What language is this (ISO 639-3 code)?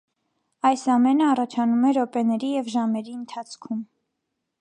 hye